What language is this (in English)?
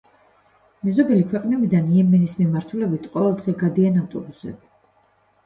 Georgian